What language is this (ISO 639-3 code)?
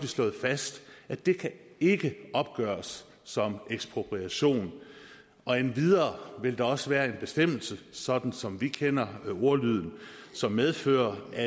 dan